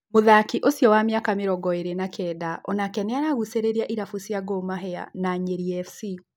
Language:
Kikuyu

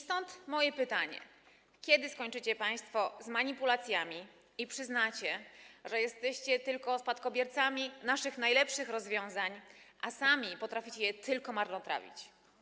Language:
Polish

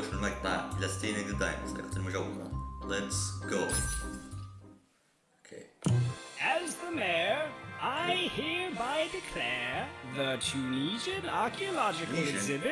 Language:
Arabic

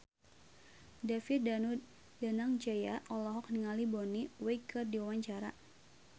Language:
Sundanese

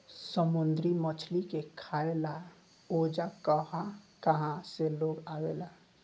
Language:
Bhojpuri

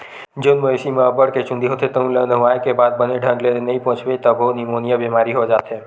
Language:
Chhattisgarhi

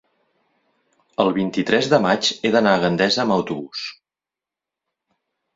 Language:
Catalan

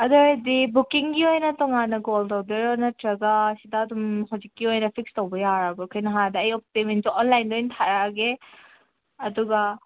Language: Manipuri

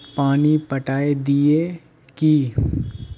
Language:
Magahi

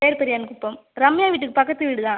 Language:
Tamil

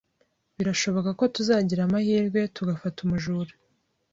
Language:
Kinyarwanda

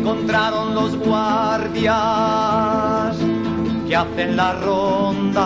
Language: Spanish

